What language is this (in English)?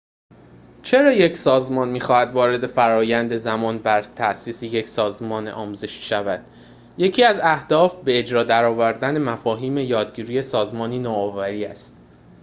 Persian